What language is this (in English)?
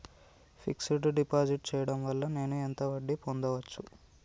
Telugu